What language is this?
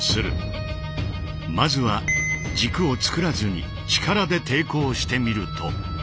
Japanese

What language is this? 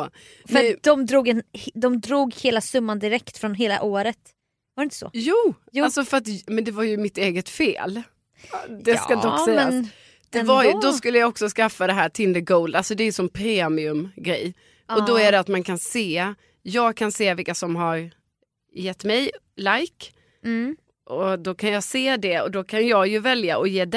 Swedish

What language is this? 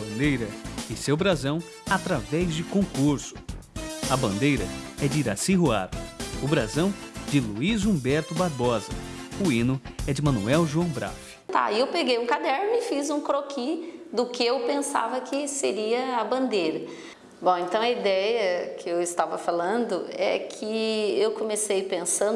Portuguese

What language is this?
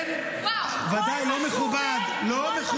Hebrew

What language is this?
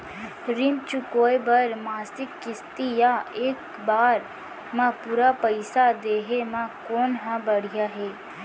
Chhattisgarhi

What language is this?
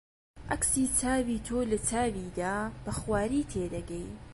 Central Kurdish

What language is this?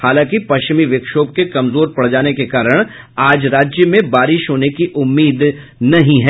Hindi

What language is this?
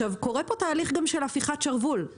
Hebrew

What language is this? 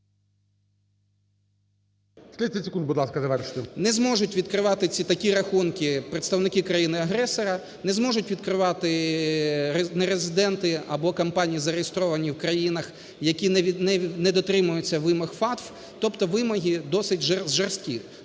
Ukrainian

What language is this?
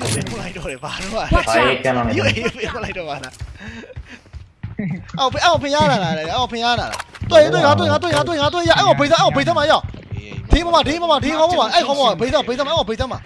Thai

